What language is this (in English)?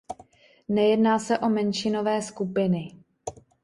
Czech